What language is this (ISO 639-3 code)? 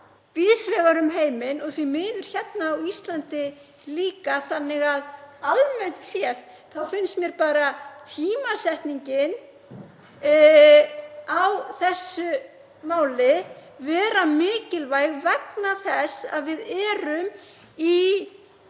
isl